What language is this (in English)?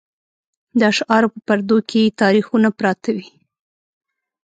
Pashto